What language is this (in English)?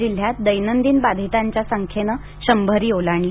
Marathi